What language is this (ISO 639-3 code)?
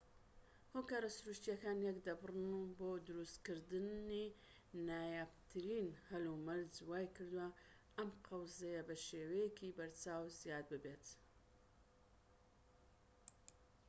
ckb